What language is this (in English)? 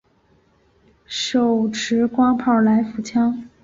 Chinese